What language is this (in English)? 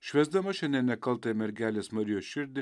Lithuanian